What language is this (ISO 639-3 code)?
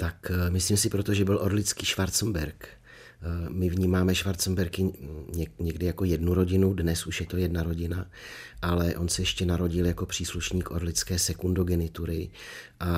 ces